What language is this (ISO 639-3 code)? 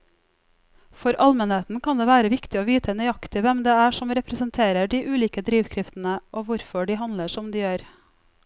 nor